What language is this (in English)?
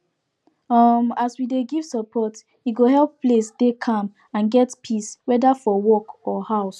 Nigerian Pidgin